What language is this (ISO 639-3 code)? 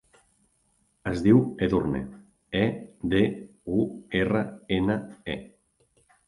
cat